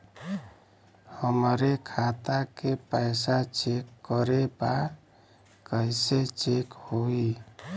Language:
Bhojpuri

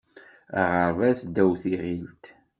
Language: Kabyle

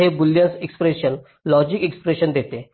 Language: Marathi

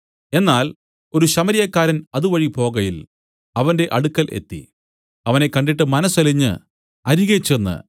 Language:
Malayalam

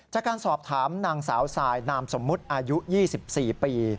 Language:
Thai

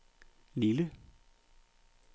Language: Danish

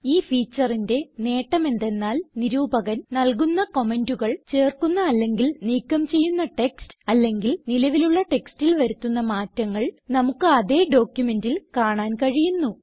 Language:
Malayalam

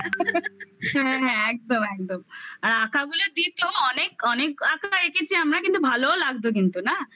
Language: Bangla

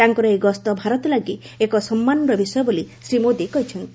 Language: Odia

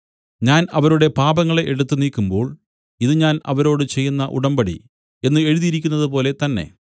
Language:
Malayalam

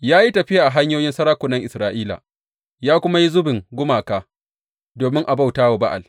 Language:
Hausa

